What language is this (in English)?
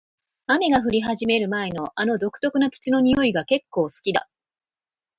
Japanese